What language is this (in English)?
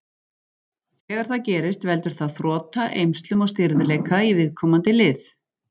Icelandic